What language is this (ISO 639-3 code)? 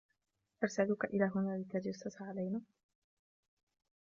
ara